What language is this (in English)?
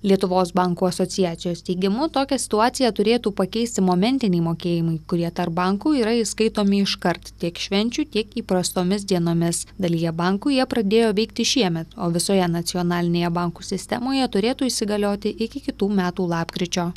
Lithuanian